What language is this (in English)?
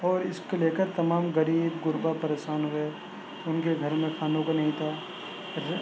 Urdu